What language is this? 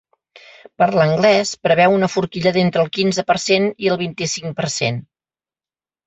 Catalan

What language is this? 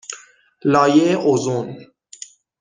Persian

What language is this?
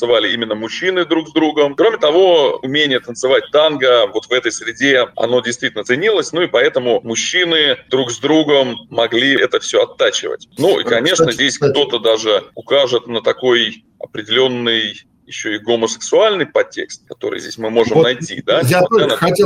Russian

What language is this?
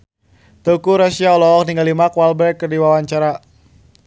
Sundanese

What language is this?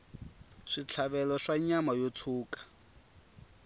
Tsonga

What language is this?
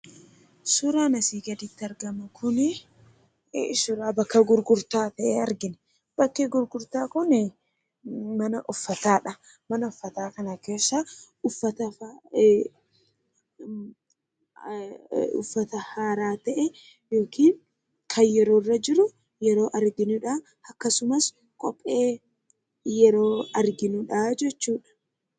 Oromo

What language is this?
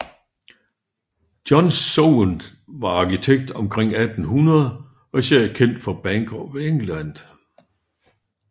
Danish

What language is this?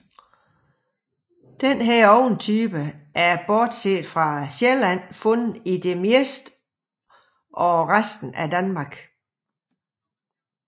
Danish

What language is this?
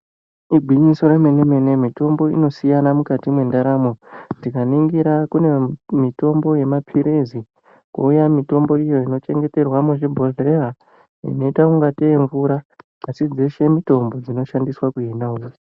Ndau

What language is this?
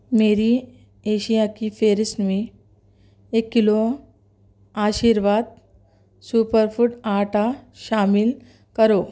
Urdu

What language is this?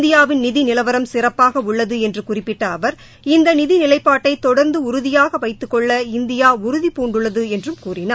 Tamil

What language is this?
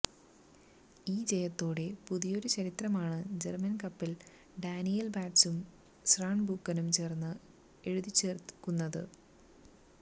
Malayalam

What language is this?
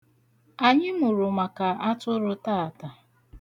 Igbo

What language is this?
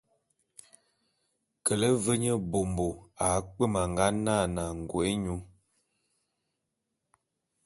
Bulu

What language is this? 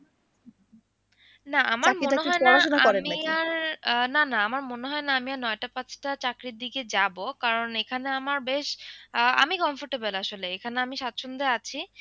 Bangla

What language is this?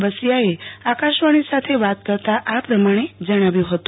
Gujarati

